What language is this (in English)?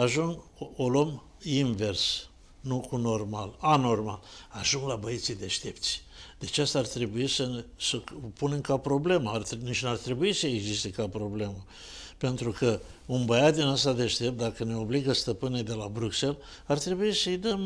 Romanian